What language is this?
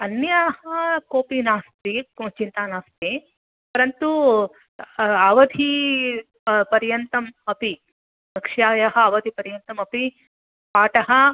Sanskrit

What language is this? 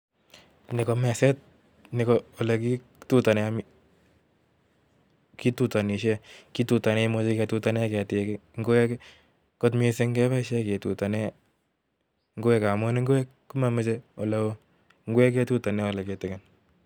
Kalenjin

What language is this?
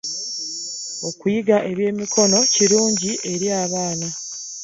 Ganda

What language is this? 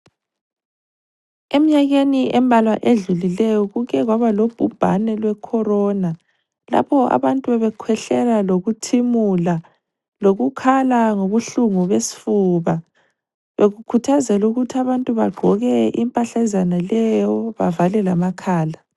North Ndebele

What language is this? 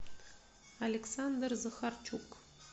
Russian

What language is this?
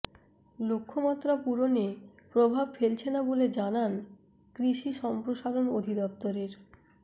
Bangla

